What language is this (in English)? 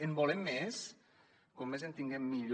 Catalan